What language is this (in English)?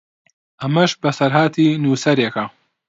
Central Kurdish